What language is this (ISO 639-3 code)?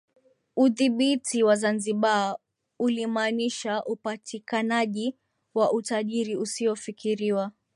swa